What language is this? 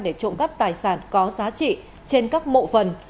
Vietnamese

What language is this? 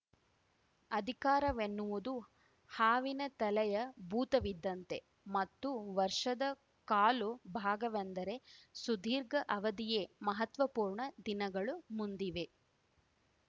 Kannada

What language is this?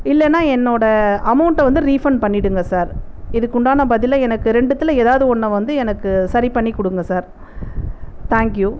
Tamil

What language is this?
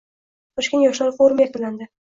Uzbek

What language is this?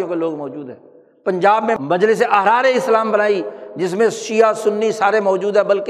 Urdu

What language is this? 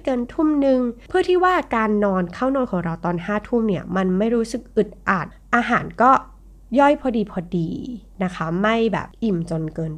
Thai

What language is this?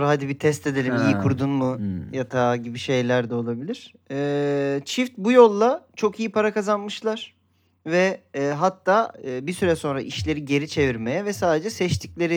Turkish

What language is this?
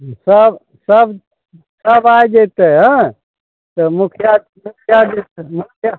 Maithili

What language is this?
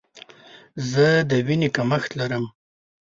Pashto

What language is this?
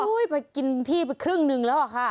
Thai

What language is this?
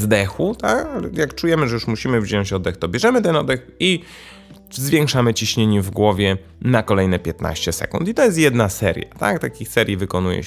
Polish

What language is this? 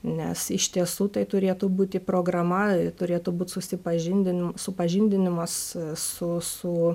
Lithuanian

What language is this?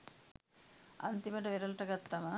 Sinhala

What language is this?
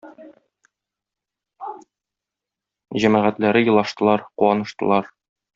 Tatar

